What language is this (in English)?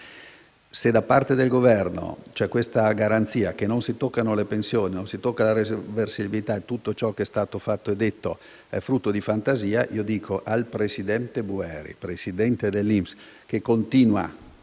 Italian